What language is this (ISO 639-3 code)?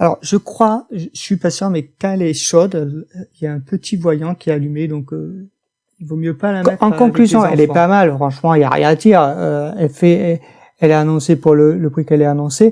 fra